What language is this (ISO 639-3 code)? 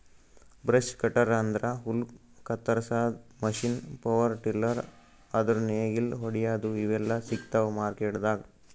kan